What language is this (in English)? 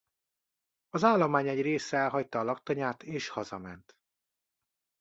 Hungarian